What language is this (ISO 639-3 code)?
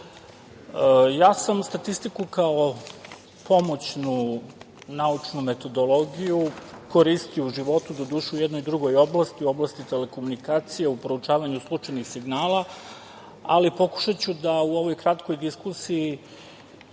srp